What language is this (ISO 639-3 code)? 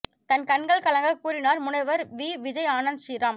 tam